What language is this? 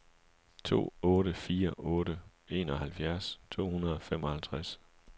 Danish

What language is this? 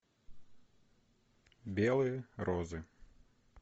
Russian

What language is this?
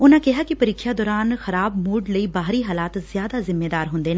Punjabi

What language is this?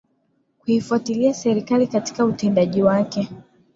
Swahili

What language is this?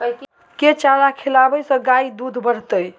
Maithili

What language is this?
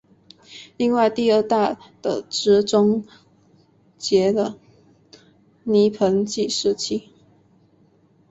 Chinese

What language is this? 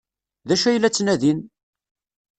Kabyle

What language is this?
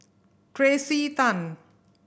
English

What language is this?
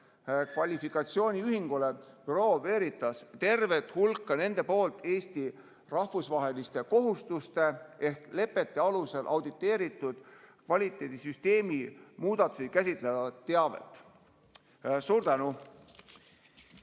Estonian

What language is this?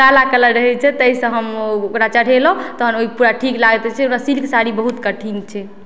Maithili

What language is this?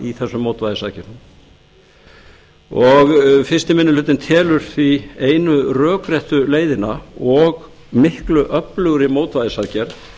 Icelandic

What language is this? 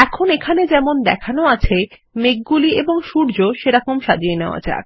Bangla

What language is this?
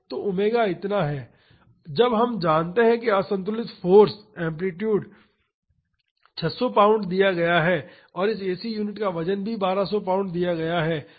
Hindi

